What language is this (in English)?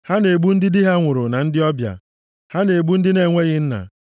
Igbo